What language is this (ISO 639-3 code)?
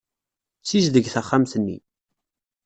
kab